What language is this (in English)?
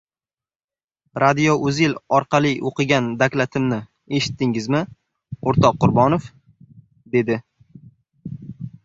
Uzbek